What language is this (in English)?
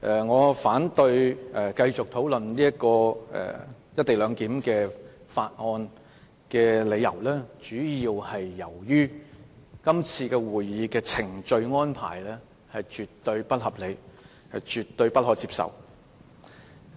Cantonese